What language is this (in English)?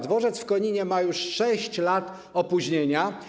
Polish